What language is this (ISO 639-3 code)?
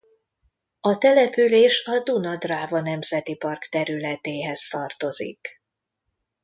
hun